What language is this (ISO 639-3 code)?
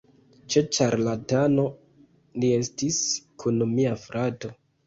epo